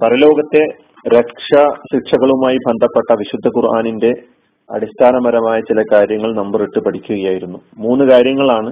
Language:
Malayalam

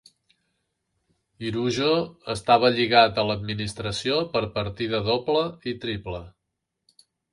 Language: Catalan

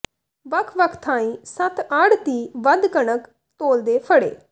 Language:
Punjabi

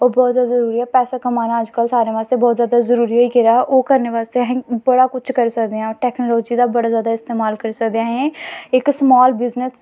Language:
Dogri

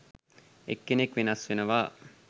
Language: Sinhala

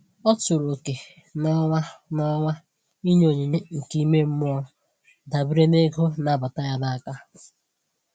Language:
Igbo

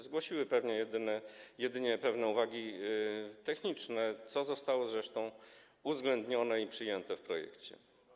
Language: Polish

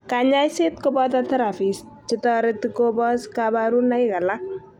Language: Kalenjin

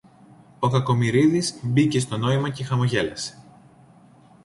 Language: Greek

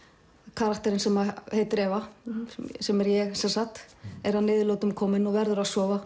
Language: Icelandic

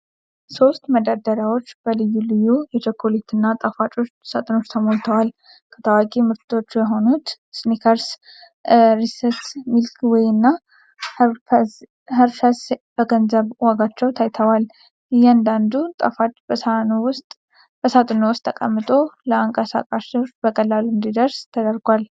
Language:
Amharic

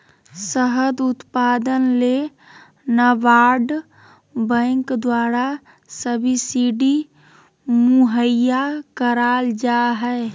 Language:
Magahi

